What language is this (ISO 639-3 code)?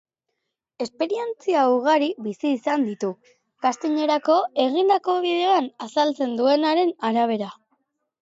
eus